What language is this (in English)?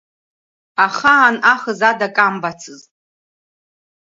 Abkhazian